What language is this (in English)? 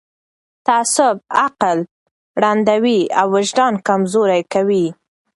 Pashto